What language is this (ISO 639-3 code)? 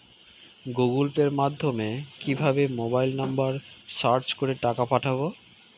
ben